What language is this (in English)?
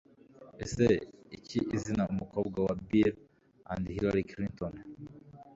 Kinyarwanda